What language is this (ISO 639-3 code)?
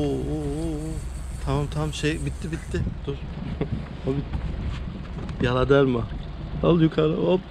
tur